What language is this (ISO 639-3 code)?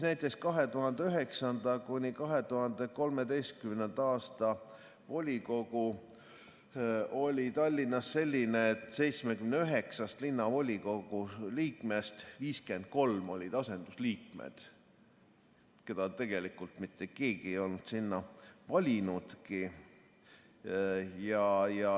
est